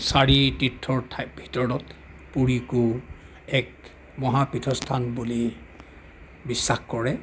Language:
Assamese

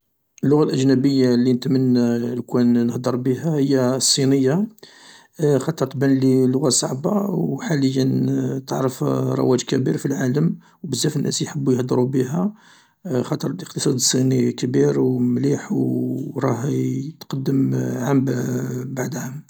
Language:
Algerian Arabic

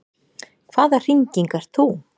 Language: Icelandic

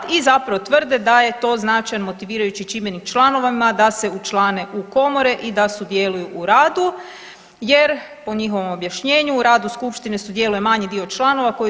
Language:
Croatian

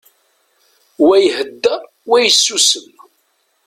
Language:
Kabyle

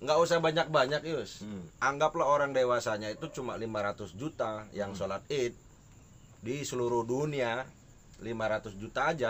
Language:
Indonesian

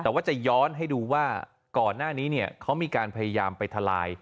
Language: Thai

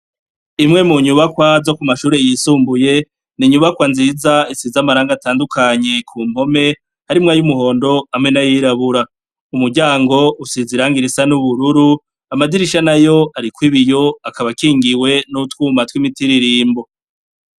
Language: Rundi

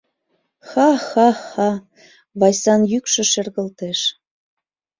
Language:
Mari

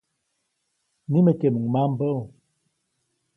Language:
Copainalá Zoque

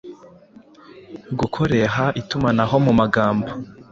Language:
Kinyarwanda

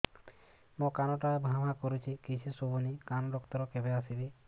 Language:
Odia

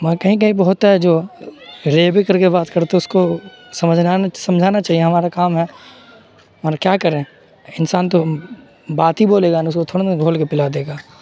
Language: Urdu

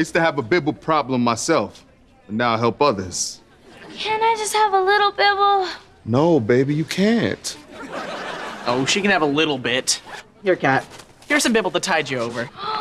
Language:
English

